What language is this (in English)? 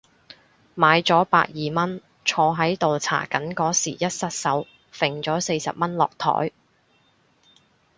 Cantonese